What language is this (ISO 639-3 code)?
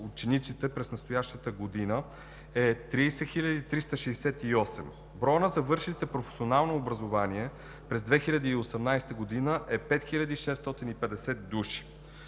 bul